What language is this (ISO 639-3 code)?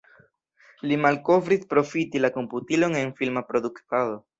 epo